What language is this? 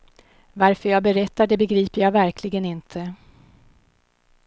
Swedish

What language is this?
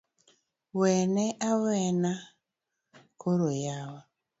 Luo (Kenya and Tanzania)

